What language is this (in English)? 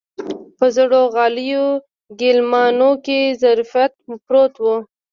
Pashto